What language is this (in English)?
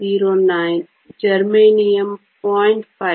Kannada